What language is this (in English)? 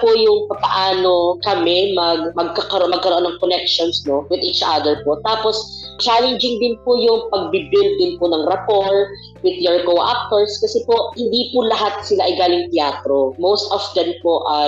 Filipino